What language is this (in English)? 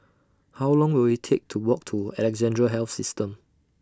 English